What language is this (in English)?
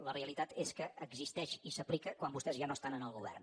Catalan